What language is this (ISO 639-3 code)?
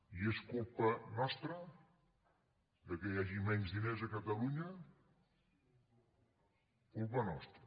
cat